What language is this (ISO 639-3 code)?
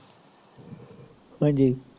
pan